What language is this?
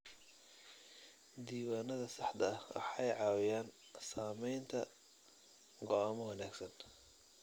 Somali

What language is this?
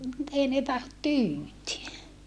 Finnish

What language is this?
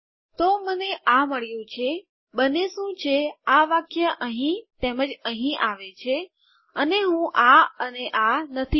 Gujarati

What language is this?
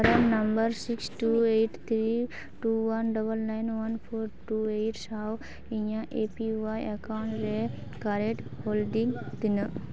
Santali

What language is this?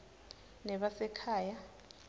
Swati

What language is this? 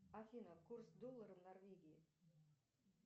Russian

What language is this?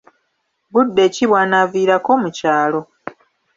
Ganda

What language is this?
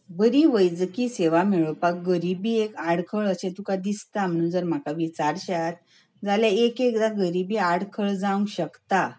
Konkani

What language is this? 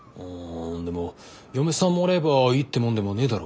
Japanese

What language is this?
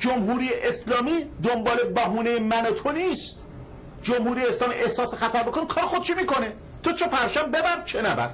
Persian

